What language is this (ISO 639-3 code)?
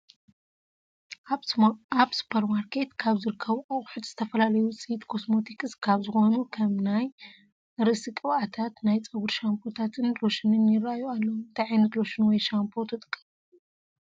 tir